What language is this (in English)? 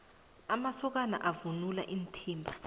South Ndebele